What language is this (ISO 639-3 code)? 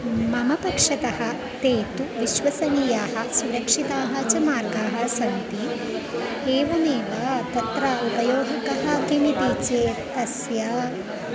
san